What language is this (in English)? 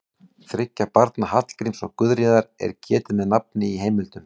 Icelandic